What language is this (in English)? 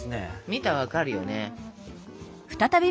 Japanese